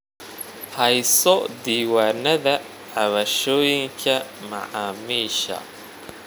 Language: Somali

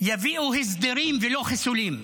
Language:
Hebrew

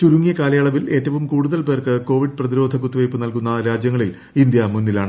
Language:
Malayalam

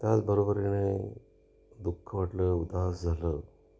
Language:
Marathi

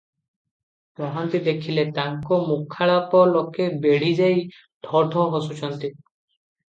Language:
Odia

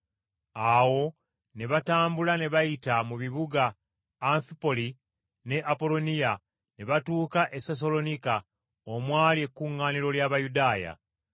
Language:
Ganda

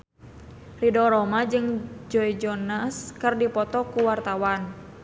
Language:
Sundanese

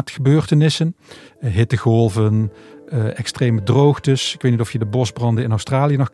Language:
Dutch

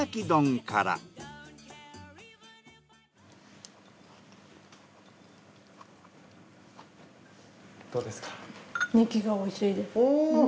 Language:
Japanese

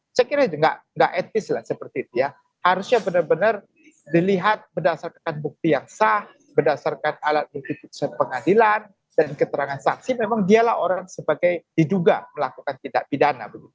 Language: Indonesian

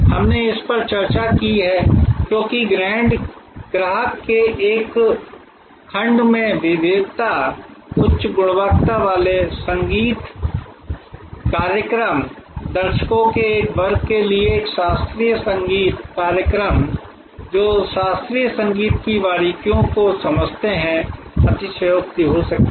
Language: Hindi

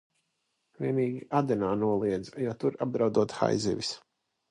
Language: Latvian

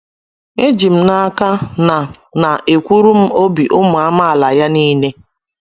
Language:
Igbo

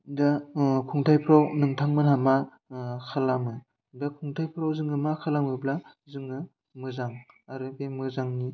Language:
Bodo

